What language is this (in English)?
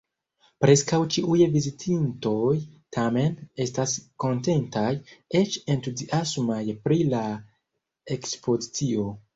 Esperanto